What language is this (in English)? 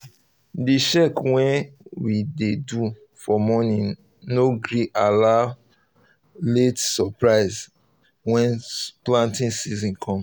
Nigerian Pidgin